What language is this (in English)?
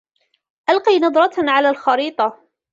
Arabic